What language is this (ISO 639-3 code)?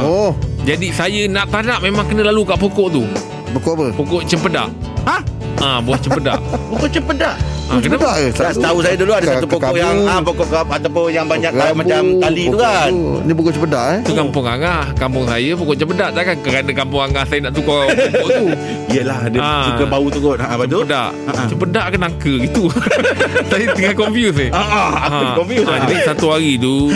msa